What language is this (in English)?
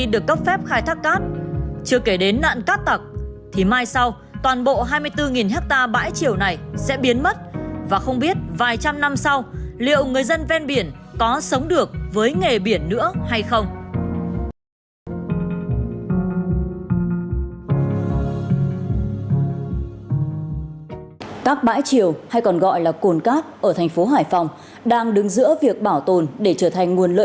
Vietnamese